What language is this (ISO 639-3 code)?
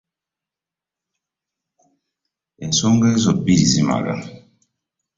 lug